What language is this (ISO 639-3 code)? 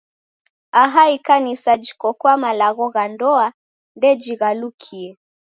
dav